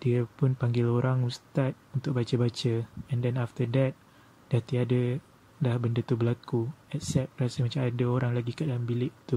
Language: Malay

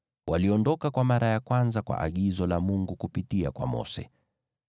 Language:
Swahili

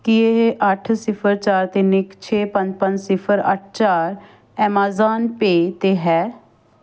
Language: Punjabi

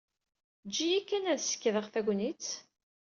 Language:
Kabyle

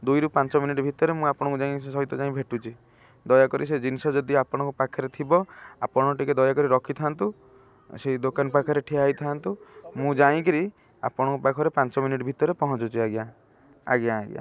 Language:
Odia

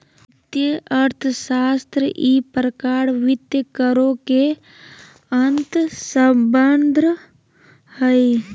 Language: Magahi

